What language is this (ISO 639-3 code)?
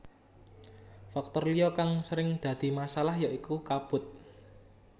jav